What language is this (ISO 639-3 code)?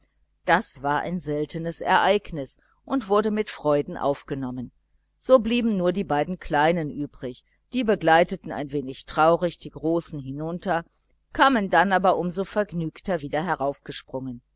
deu